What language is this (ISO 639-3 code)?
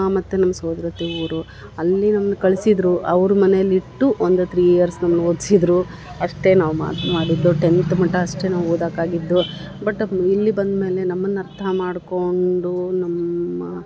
kan